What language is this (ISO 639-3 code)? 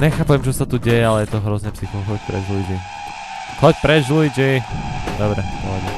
ces